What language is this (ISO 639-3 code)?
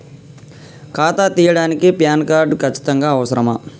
tel